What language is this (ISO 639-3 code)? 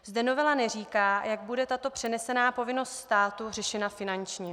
ces